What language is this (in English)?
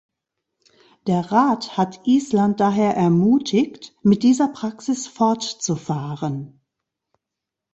German